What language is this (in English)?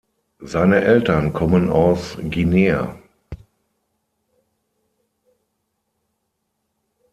German